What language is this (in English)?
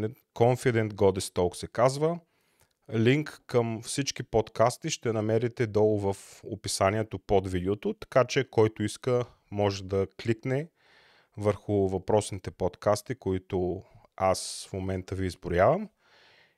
Bulgarian